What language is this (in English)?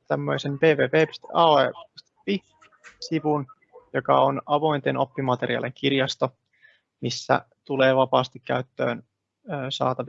Finnish